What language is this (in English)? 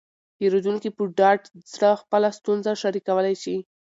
Pashto